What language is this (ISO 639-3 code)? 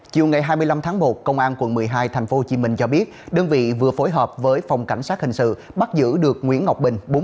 vie